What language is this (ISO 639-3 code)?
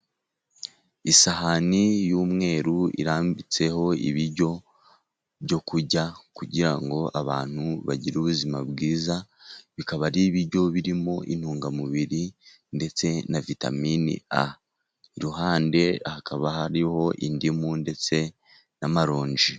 kin